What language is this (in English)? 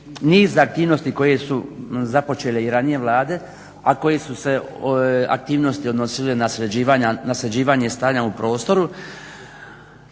Croatian